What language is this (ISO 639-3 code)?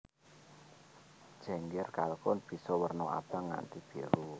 jav